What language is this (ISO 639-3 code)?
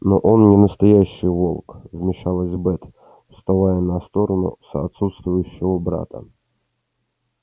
rus